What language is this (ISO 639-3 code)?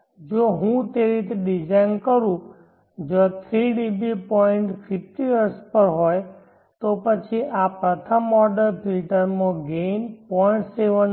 guj